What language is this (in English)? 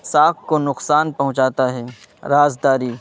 Urdu